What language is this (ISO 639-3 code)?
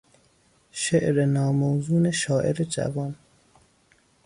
fas